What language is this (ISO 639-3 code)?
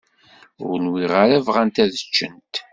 kab